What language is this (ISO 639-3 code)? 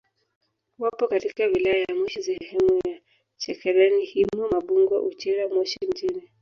swa